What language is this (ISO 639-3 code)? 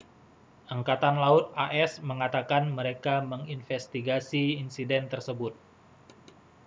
ind